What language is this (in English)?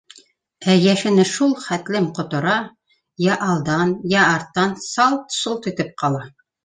Bashkir